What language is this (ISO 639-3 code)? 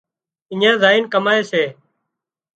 kxp